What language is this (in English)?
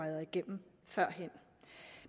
Danish